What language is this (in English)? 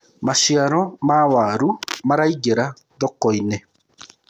Kikuyu